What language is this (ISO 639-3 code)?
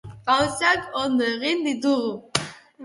eus